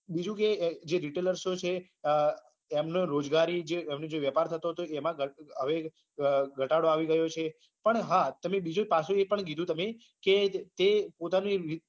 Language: Gujarati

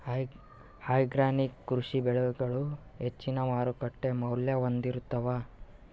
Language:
Kannada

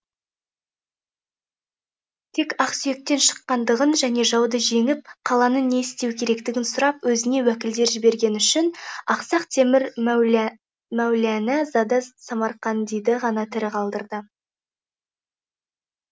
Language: Kazakh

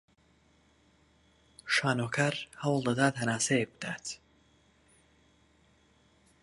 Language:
Central Kurdish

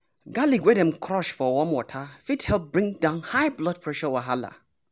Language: Nigerian Pidgin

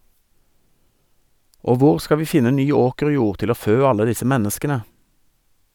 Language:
Norwegian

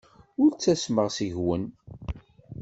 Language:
Kabyle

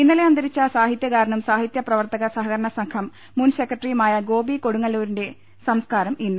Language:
Malayalam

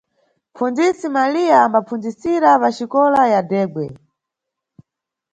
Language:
Nyungwe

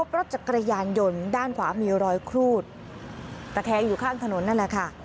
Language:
Thai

